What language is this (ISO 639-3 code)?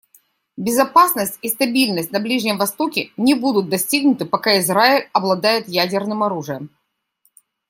rus